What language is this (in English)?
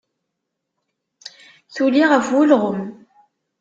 Kabyle